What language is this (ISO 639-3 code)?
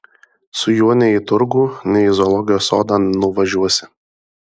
lit